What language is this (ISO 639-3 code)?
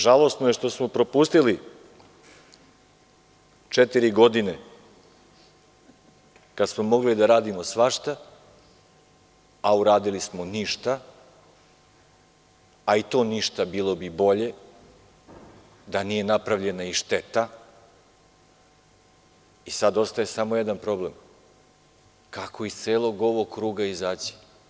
srp